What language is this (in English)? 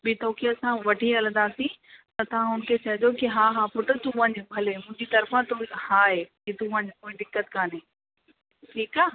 Sindhi